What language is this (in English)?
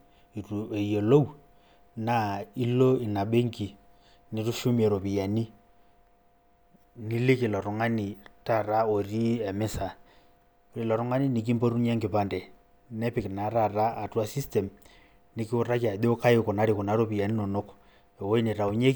Masai